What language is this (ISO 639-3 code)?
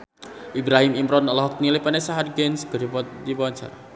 sun